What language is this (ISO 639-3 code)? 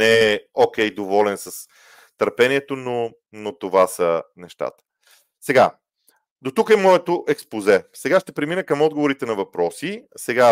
bul